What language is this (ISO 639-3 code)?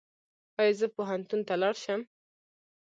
pus